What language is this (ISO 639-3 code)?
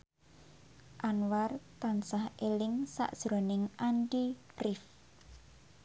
jav